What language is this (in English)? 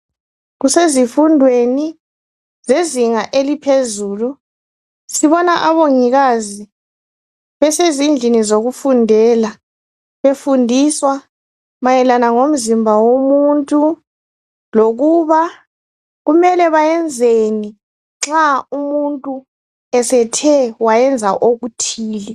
North Ndebele